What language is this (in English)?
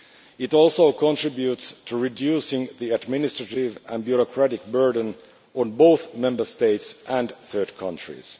English